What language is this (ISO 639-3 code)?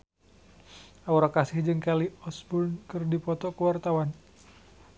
sun